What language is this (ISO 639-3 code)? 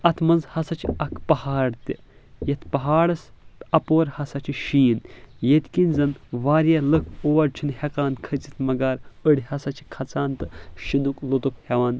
kas